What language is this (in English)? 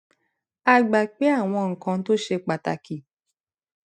Yoruba